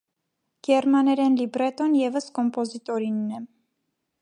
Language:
Armenian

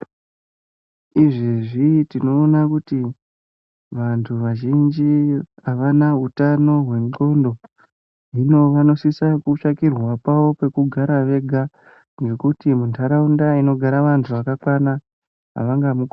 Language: Ndau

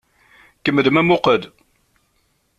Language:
Kabyle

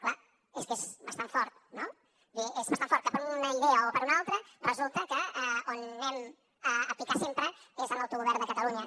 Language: Catalan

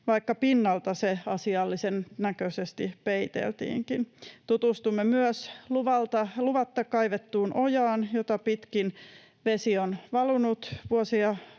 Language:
Finnish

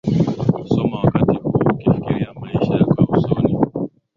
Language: Swahili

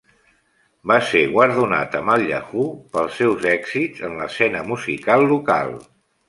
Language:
Catalan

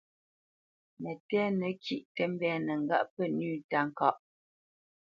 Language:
Bamenyam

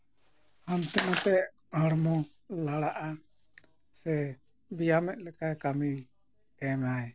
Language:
Santali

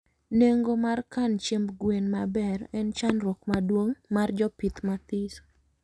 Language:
Luo (Kenya and Tanzania)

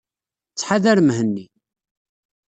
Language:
Kabyle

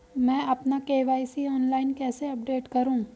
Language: Hindi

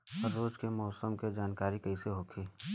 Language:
Bhojpuri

